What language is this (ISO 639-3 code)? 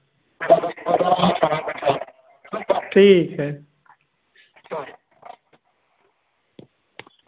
hin